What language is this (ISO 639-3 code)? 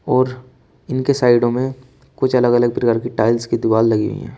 hin